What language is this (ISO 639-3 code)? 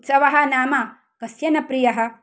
san